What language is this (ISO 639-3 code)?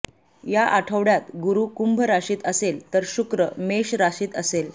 mar